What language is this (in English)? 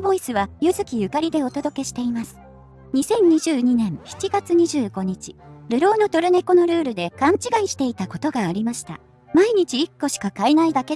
Japanese